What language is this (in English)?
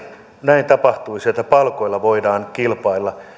Finnish